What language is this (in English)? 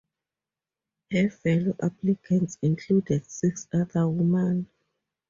English